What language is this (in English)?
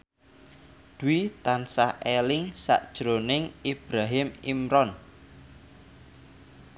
Javanese